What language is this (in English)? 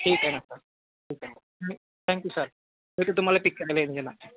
Marathi